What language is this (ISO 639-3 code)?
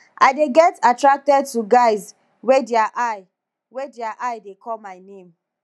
pcm